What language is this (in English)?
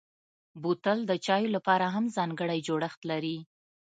Pashto